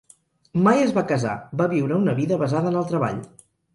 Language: Catalan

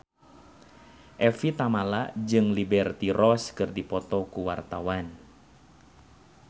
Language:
Sundanese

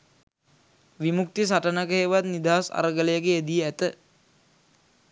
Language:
Sinhala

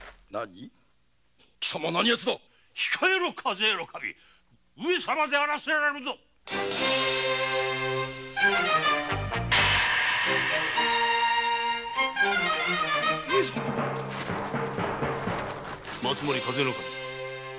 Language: Japanese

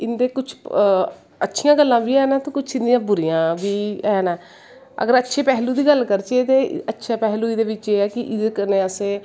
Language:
Dogri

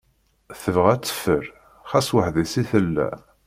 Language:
Kabyle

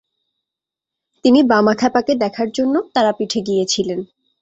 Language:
Bangla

